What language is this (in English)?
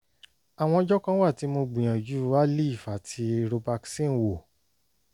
Yoruba